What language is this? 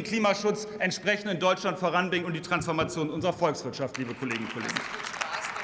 German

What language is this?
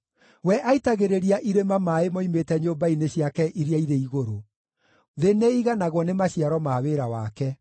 Kikuyu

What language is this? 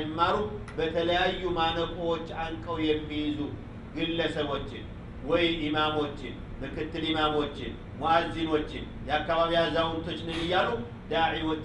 Arabic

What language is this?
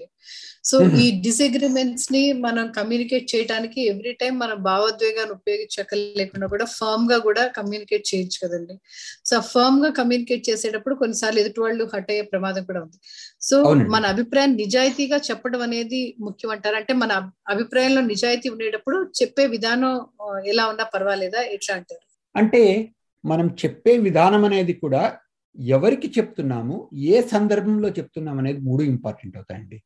Telugu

